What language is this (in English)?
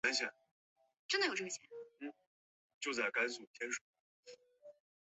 Chinese